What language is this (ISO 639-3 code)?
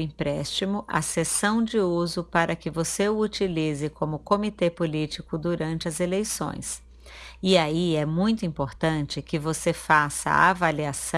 por